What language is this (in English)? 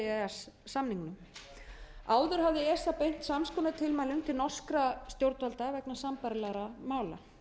Icelandic